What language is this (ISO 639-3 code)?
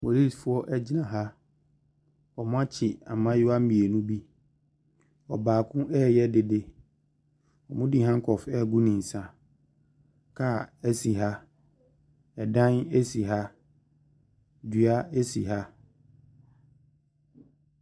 aka